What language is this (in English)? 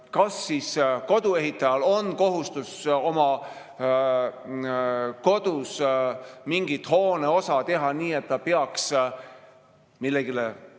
Estonian